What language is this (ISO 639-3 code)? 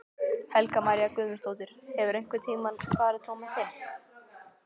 isl